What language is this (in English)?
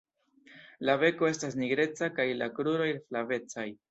Esperanto